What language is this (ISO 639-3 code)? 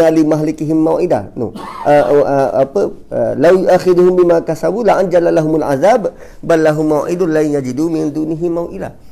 msa